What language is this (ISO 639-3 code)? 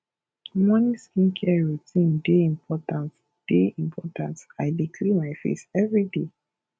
pcm